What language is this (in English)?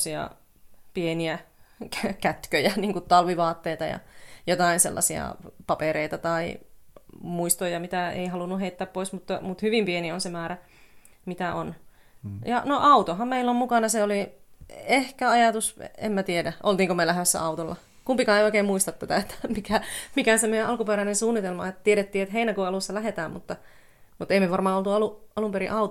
Finnish